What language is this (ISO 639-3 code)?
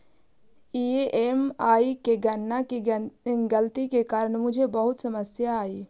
mag